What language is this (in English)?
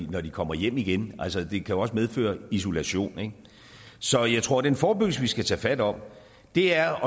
Danish